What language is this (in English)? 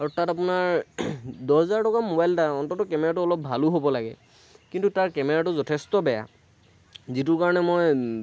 Assamese